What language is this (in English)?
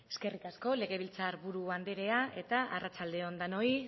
Basque